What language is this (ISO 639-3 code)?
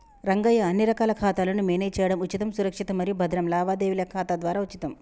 tel